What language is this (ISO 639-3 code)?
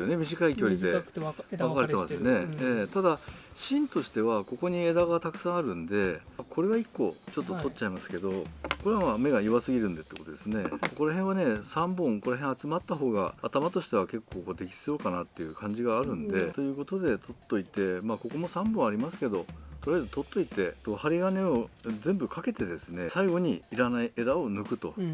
jpn